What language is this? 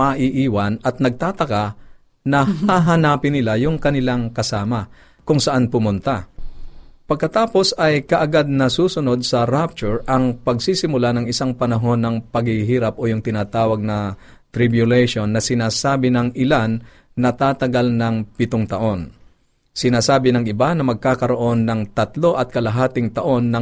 Filipino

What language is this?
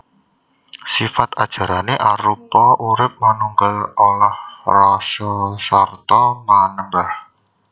Javanese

